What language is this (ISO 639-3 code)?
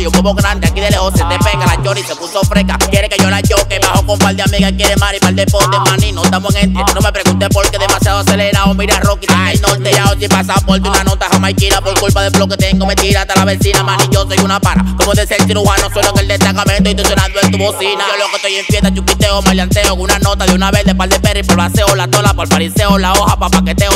tha